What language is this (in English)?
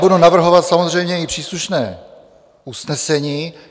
Czech